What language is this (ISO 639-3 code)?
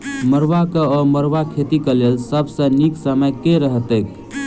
mai